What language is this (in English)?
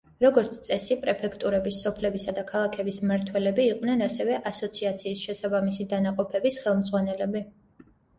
Georgian